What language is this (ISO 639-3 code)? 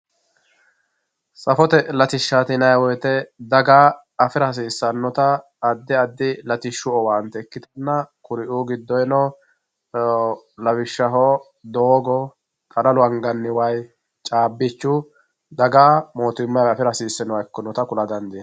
sid